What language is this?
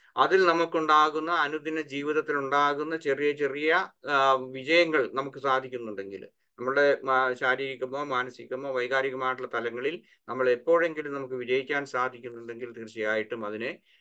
Malayalam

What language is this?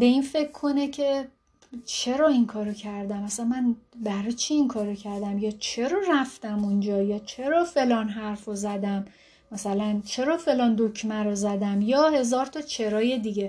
Persian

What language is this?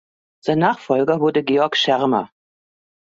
German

